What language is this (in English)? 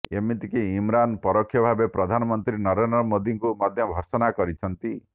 Odia